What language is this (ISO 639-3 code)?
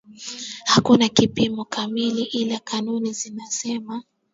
swa